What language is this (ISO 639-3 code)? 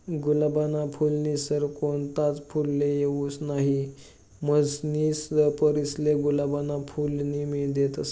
mar